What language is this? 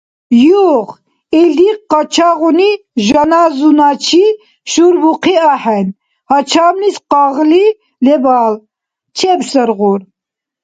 Dargwa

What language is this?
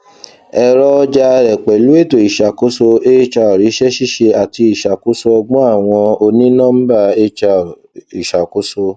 Yoruba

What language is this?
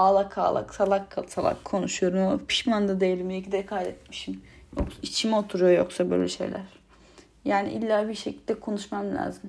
Turkish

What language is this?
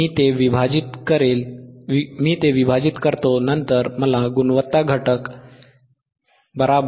Marathi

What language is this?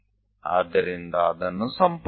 Gujarati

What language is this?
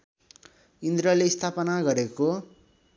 Nepali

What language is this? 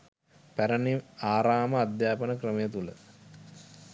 Sinhala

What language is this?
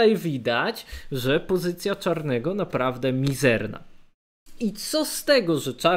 Polish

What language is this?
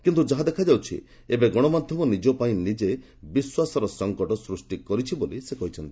Odia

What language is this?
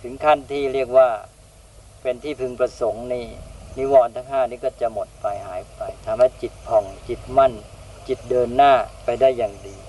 Thai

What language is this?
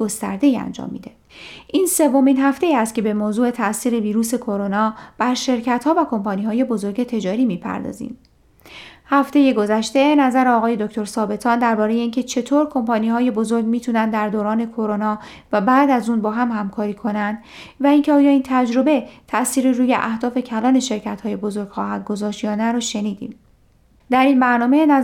Persian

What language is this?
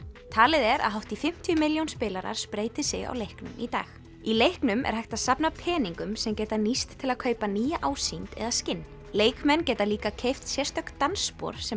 Icelandic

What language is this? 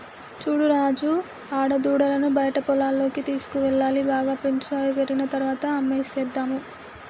Telugu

